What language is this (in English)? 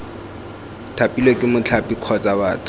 Tswana